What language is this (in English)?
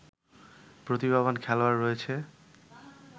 Bangla